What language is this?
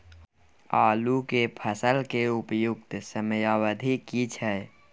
Maithili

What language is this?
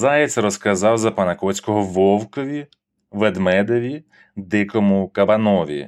Ukrainian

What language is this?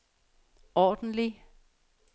Danish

